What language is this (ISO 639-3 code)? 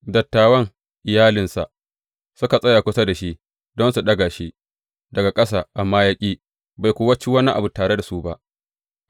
hau